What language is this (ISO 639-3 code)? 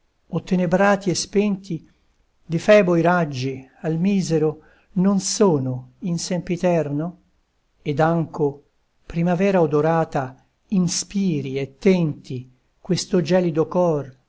ita